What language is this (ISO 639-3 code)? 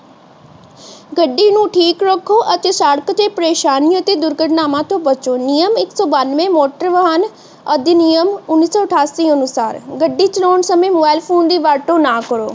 pan